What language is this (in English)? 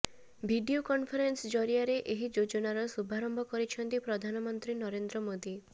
Odia